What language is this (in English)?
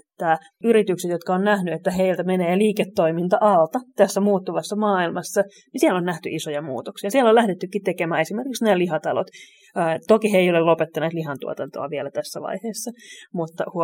Finnish